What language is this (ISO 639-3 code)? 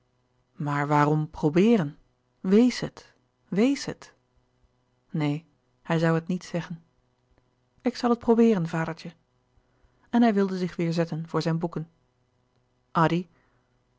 nld